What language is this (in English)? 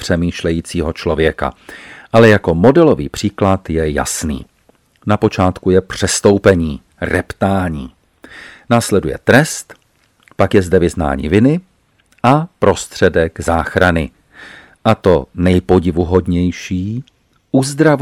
Czech